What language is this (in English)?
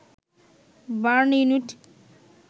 Bangla